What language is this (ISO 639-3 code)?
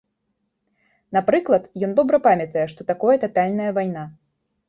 bel